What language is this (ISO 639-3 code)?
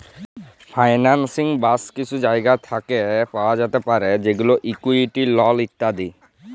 ben